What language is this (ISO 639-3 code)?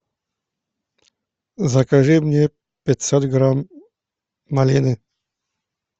rus